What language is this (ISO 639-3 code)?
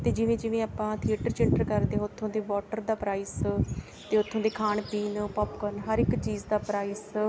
pan